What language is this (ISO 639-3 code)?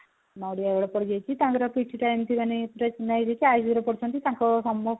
ori